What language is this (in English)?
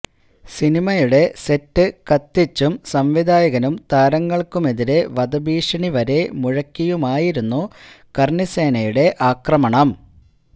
Malayalam